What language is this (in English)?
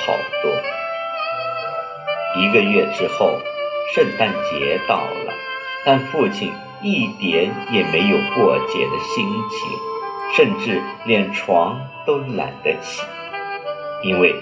Chinese